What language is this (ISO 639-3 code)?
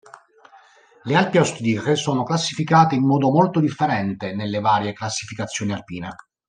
ita